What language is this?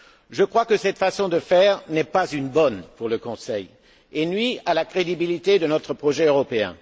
French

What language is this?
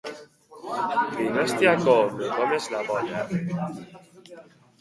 Basque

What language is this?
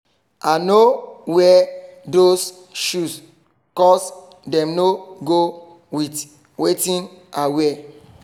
Nigerian Pidgin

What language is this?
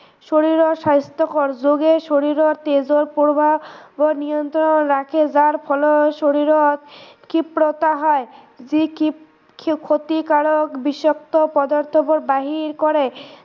Assamese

